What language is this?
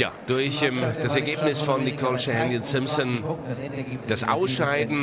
German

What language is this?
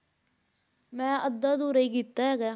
Punjabi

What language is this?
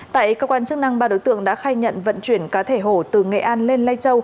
Vietnamese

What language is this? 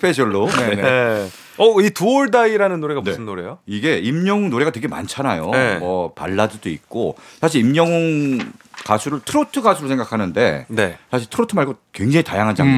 Korean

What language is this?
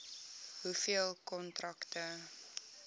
Afrikaans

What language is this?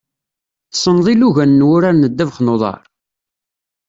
Kabyle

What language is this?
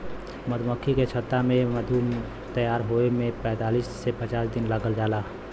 Bhojpuri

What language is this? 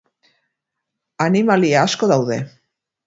Basque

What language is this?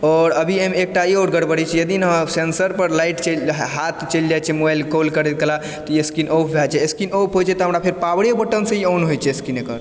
Maithili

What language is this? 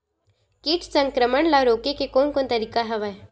Chhattisgarhi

